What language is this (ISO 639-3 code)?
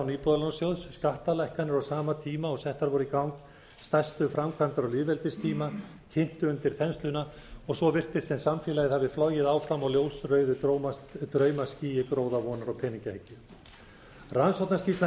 isl